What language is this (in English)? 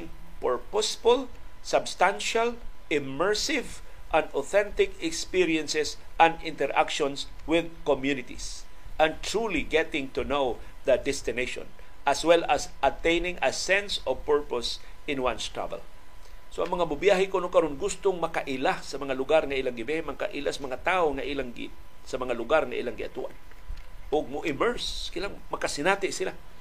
Filipino